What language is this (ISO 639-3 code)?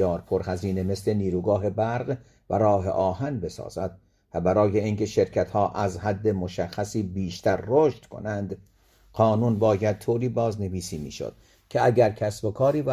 fas